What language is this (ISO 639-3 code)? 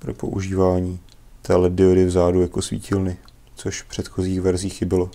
ces